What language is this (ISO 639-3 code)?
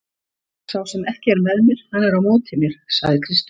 isl